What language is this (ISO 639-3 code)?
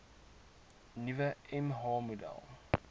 afr